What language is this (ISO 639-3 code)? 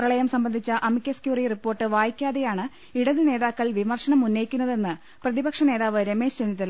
mal